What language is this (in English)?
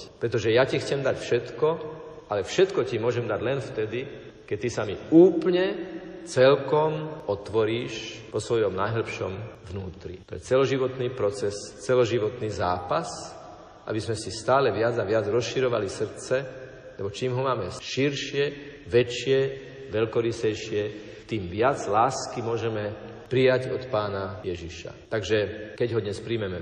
Slovak